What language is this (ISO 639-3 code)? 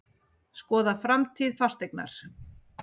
isl